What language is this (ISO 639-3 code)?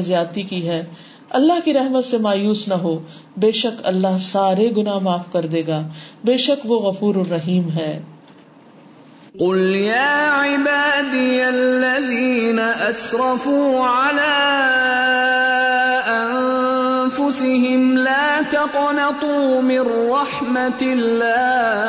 urd